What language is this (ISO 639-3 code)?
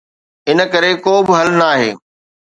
snd